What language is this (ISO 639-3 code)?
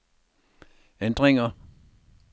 dan